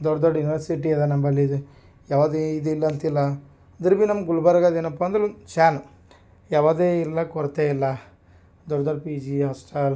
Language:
Kannada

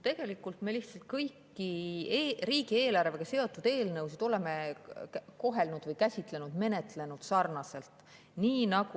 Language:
Estonian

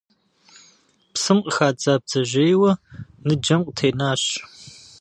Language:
Kabardian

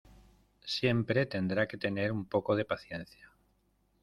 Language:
Spanish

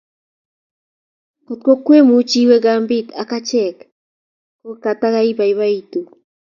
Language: Kalenjin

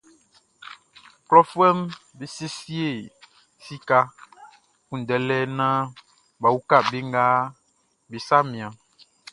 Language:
Baoulé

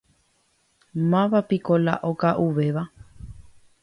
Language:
Guarani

